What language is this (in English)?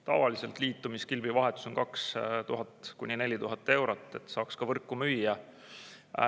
Estonian